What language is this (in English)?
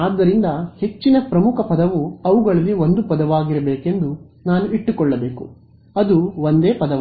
Kannada